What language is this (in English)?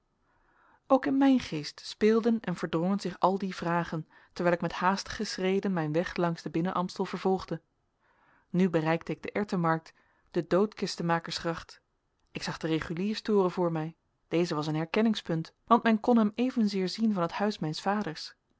Dutch